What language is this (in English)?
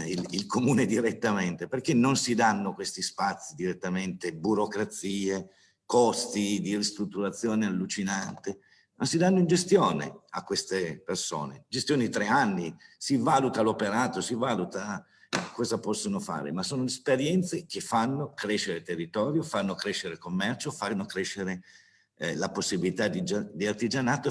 Italian